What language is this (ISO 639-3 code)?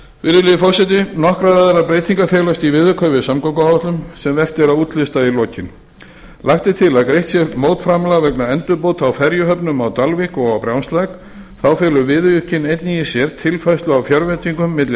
isl